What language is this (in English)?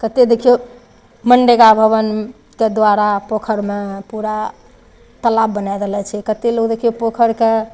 Maithili